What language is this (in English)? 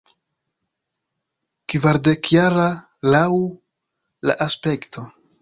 Esperanto